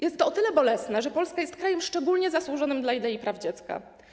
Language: Polish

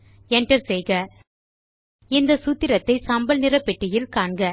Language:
Tamil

